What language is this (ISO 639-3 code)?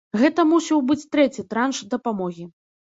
bel